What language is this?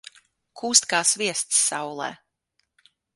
Latvian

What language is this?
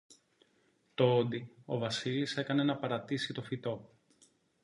Greek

